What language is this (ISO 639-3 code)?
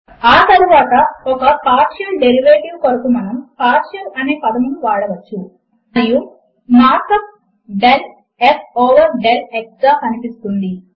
tel